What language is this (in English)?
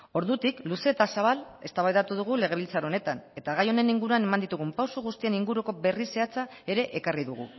Basque